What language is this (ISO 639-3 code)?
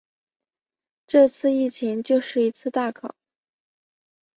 zho